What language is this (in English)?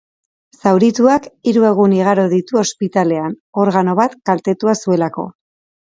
Basque